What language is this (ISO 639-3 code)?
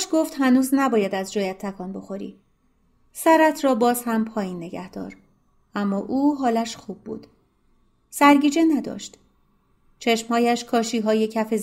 fas